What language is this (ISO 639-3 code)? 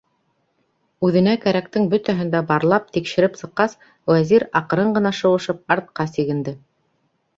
bak